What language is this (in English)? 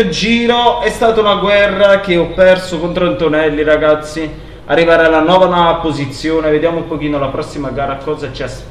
Italian